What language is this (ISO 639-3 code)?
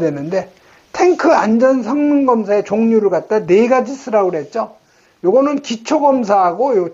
kor